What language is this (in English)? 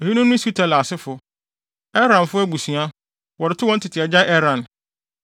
Akan